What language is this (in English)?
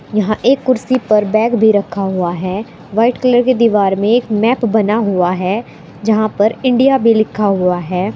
Hindi